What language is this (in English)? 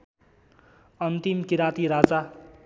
Nepali